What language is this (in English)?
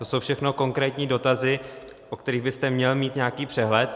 Czech